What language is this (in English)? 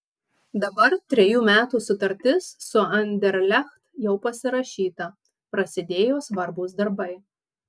Lithuanian